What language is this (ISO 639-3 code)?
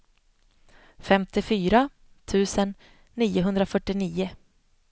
swe